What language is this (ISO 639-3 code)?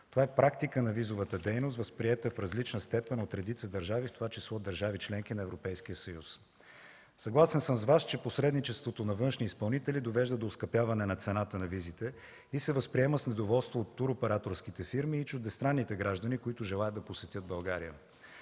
bul